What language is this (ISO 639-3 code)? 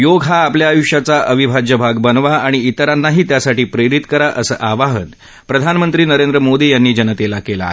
mar